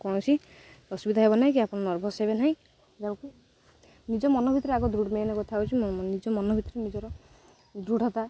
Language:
Odia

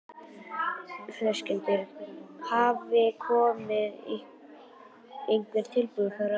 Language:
Icelandic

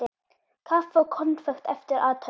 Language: Icelandic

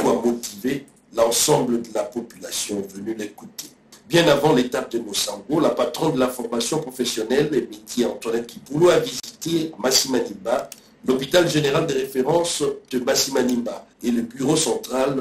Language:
French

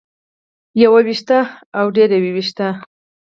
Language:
Pashto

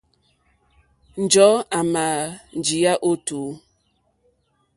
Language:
Mokpwe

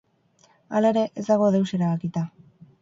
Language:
Basque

